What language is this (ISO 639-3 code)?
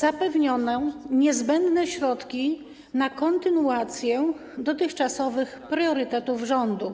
pol